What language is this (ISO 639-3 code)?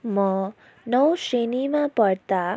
nep